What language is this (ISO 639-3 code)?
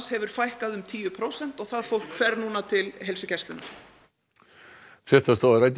isl